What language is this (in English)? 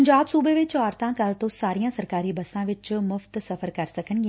Punjabi